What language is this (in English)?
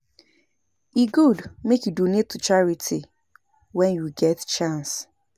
Nigerian Pidgin